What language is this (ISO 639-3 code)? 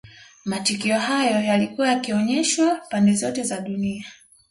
swa